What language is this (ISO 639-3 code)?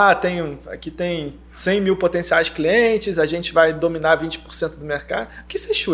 por